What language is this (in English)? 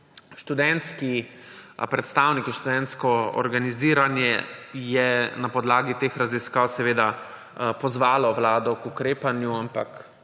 Slovenian